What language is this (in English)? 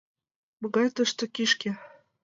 Mari